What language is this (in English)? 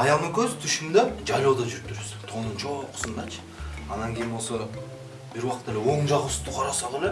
Turkish